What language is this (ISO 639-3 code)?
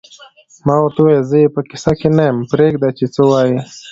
pus